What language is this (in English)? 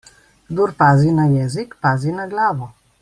Slovenian